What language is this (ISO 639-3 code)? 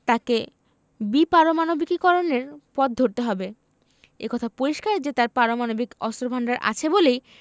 ben